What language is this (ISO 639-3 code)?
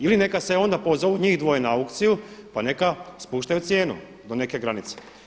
hrv